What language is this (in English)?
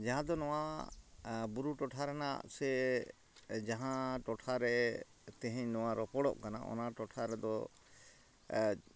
Santali